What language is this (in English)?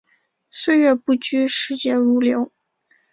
Chinese